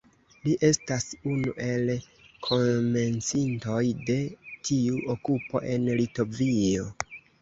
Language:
Esperanto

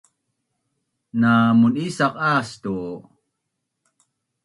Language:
Bunun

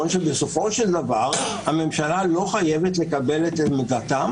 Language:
Hebrew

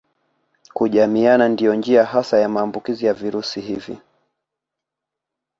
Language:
Swahili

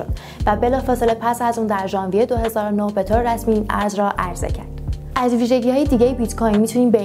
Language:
Persian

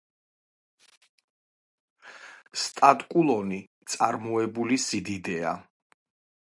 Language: Georgian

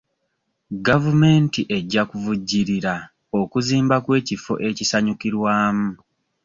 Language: Ganda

